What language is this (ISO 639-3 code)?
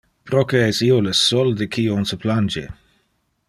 ina